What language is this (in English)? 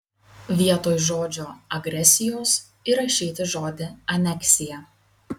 Lithuanian